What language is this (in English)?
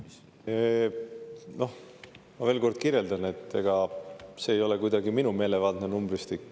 Estonian